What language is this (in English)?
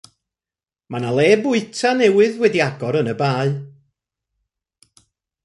Welsh